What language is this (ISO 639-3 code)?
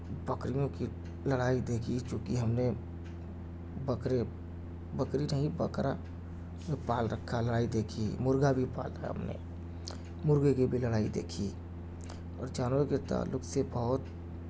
urd